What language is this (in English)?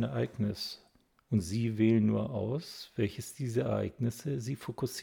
German